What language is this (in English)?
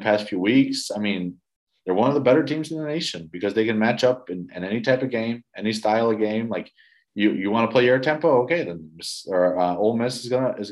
English